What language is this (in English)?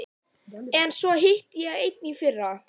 Icelandic